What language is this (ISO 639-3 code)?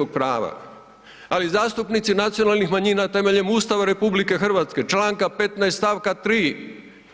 hrv